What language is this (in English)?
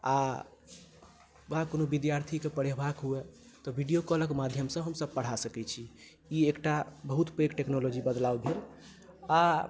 Maithili